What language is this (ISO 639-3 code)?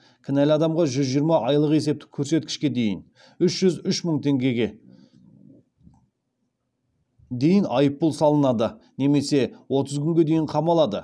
kaz